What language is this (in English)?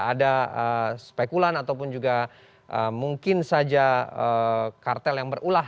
Indonesian